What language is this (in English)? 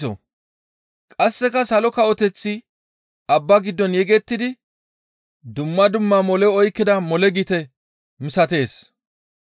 Gamo